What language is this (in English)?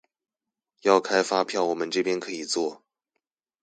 Chinese